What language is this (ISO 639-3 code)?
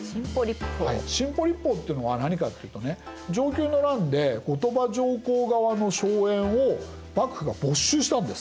jpn